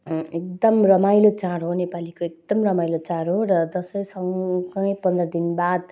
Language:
Nepali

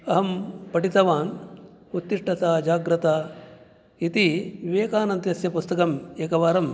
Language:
Sanskrit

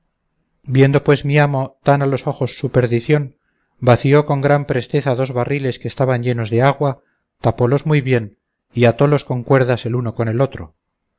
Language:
Spanish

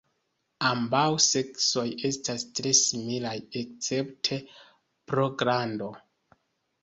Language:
Esperanto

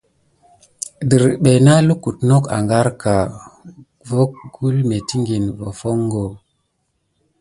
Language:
Gidar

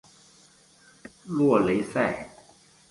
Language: Chinese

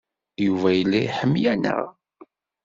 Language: Kabyle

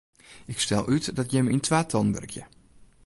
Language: Western Frisian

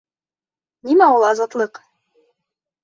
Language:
Bashkir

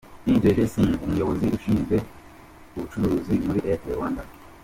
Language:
Kinyarwanda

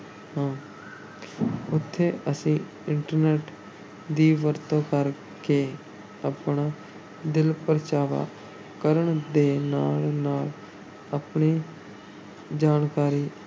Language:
Punjabi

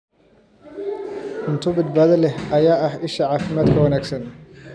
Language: Somali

